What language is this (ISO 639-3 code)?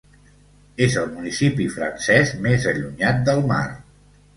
cat